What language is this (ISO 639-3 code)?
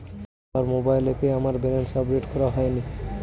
ben